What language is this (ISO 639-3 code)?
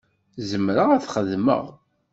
kab